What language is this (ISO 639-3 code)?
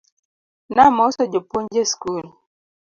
luo